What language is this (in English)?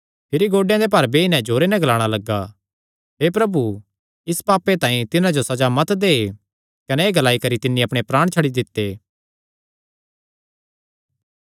Kangri